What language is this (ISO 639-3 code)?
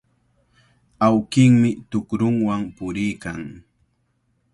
qvl